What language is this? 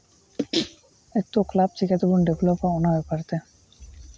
Santali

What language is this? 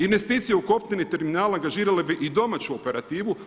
Croatian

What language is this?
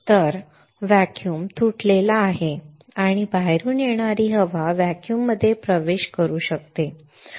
Marathi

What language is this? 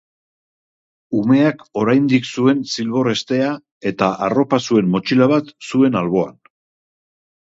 Basque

